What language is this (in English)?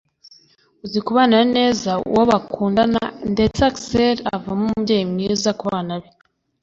Kinyarwanda